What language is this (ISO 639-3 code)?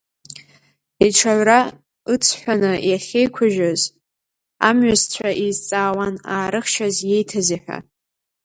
abk